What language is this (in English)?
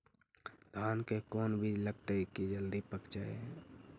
Magahi